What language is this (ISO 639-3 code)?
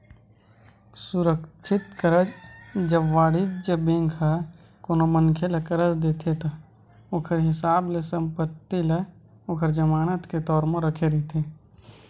hne